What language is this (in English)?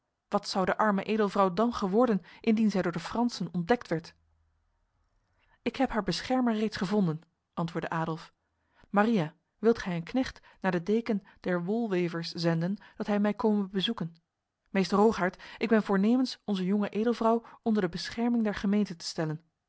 Dutch